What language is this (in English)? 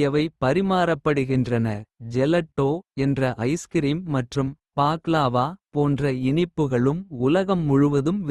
Kota (India)